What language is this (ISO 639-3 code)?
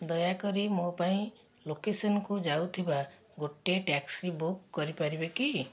ori